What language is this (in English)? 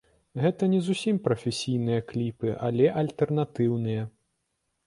Belarusian